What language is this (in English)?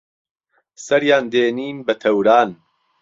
Central Kurdish